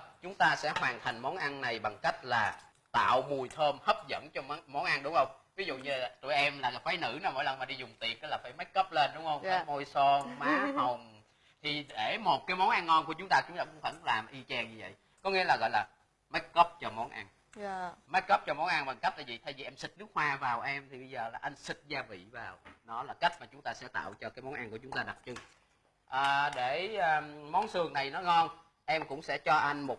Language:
Vietnamese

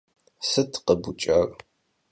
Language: Kabardian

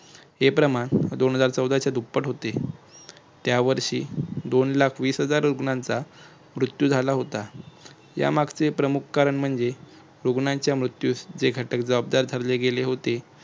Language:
Marathi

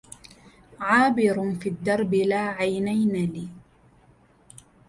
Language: Arabic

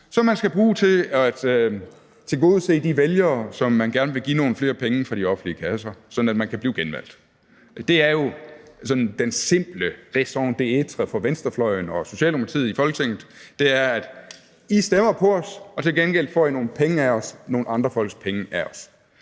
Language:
Danish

